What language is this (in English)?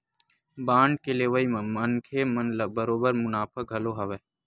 Chhattisgarhi